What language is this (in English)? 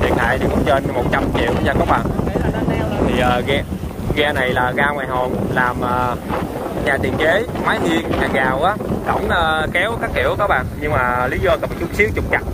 Vietnamese